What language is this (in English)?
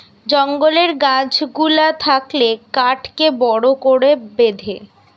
Bangla